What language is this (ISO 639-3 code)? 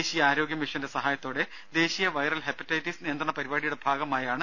mal